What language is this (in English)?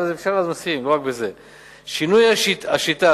Hebrew